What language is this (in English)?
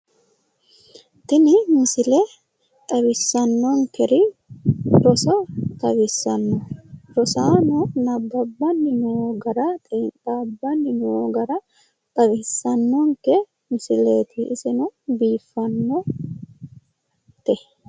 Sidamo